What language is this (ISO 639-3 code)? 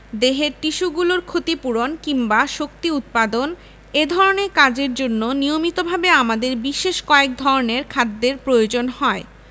ben